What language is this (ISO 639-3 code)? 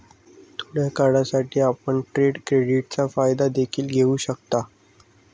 mar